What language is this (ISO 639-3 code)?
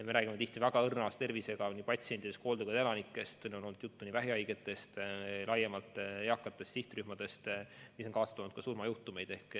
est